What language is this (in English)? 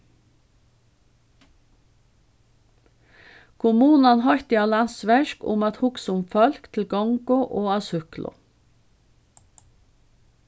Faroese